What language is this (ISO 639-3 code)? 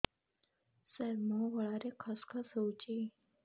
ori